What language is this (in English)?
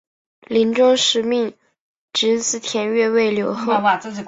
Chinese